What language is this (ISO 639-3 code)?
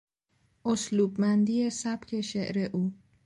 fas